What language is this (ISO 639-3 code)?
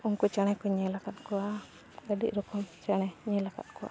sat